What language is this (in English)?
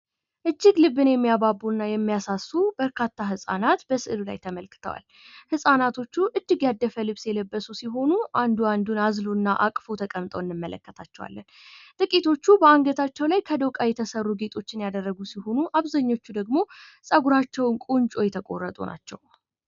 Amharic